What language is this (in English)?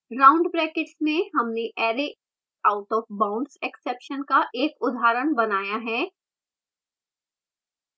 Hindi